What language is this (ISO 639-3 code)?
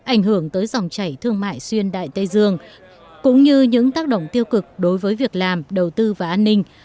vie